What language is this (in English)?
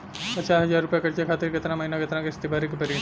Bhojpuri